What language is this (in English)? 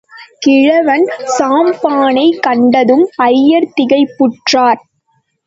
Tamil